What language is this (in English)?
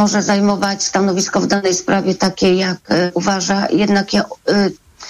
Polish